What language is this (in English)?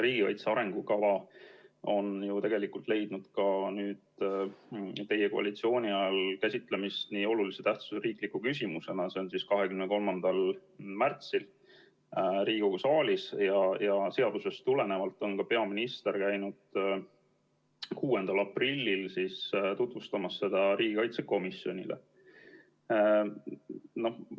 Estonian